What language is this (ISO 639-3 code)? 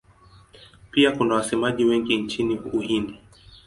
swa